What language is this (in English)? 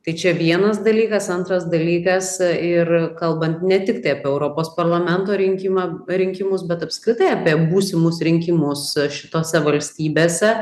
Lithuanian